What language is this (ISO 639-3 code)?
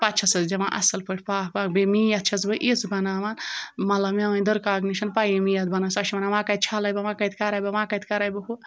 kas